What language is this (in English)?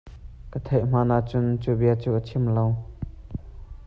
Hakha Chin